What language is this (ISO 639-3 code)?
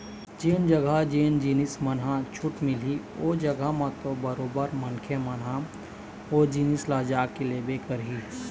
hne